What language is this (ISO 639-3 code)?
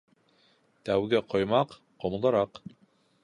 bak